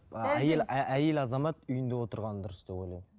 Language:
Kazakh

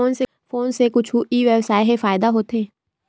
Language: Chhattisgarhi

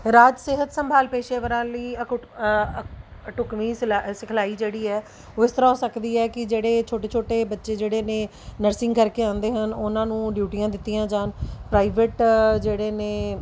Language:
Punjabi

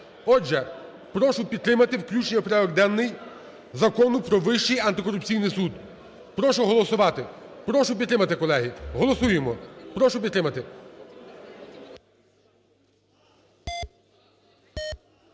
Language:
Ukrainian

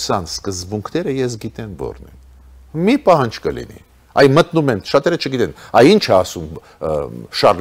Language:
Romanian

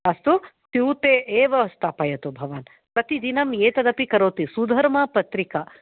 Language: Sanskrit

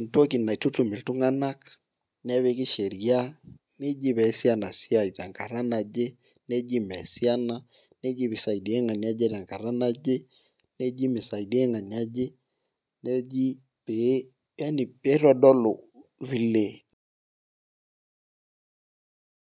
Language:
Masai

